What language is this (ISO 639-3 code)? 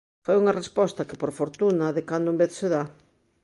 glg